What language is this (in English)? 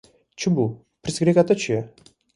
Kurdish